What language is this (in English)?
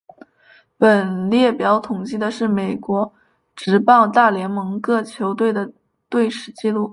Chinese